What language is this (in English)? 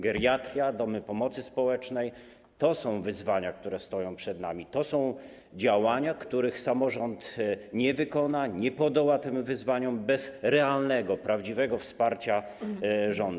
Polish